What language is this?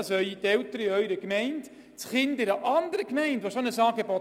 Swiss German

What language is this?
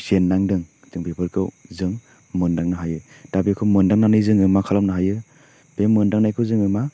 Bodo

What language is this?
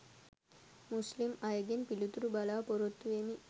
Sinhala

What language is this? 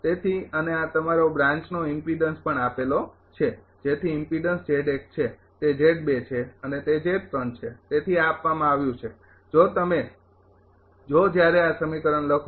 Gujarati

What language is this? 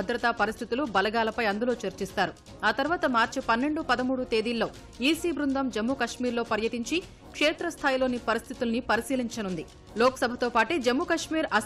Hindi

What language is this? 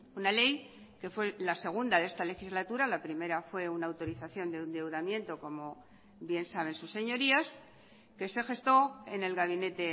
Spanish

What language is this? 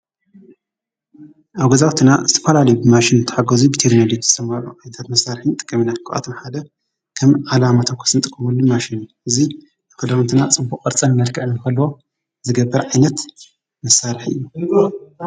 Tigrinya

